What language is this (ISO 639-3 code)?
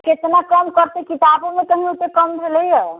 mai